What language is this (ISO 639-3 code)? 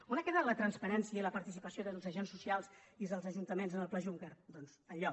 cat